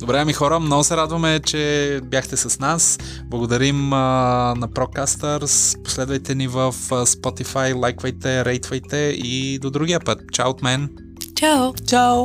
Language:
Bulgarian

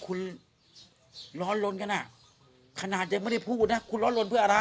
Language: Thai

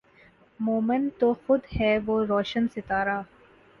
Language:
Urdu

